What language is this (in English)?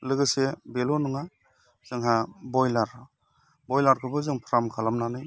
Bodo